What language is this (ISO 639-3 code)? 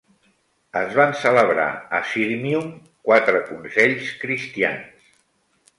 cat